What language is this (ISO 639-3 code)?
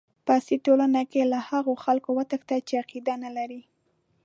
pus